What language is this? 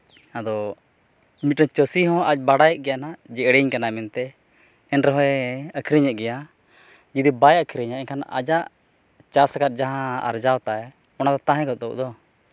Santali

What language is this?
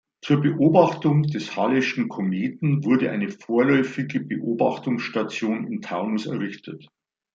German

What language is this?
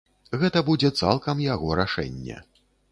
Belarusian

